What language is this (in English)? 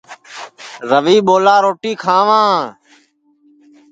Sansi